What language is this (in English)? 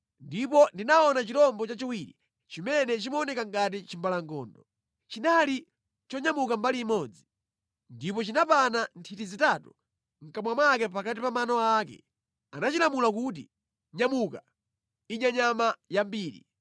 Nyanja